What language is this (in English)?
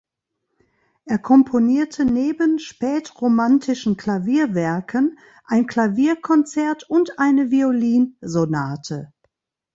German